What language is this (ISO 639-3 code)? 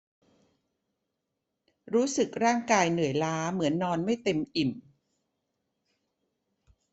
tha